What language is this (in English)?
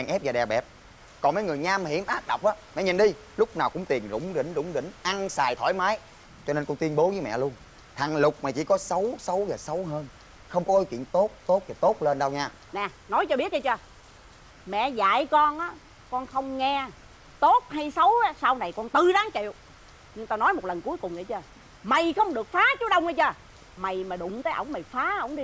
Vietnamese